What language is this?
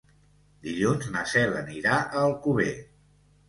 Catalan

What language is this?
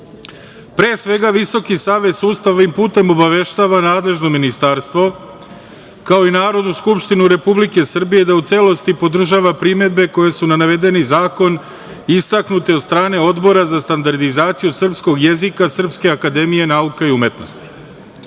Serbian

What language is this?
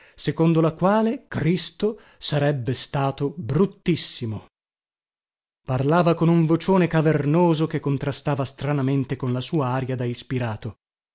Italian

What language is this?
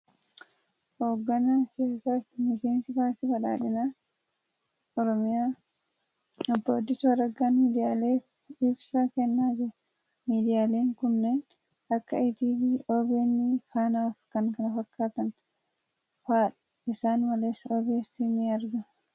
Oromo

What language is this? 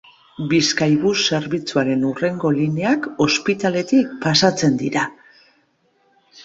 Basque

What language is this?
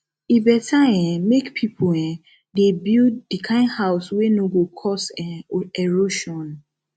Nigerian Pidgin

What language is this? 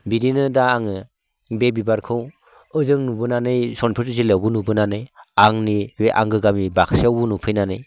Bodo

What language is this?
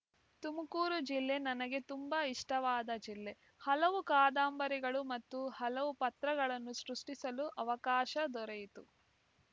Kannada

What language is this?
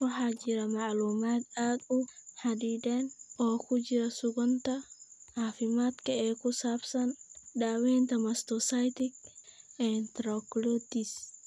Somali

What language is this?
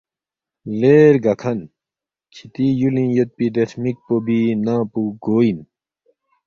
Balti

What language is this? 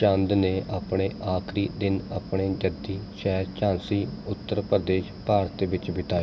Punjabi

